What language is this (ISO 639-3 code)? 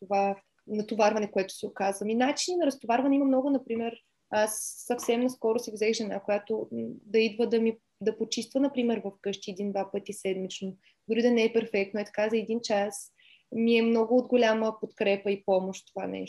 bul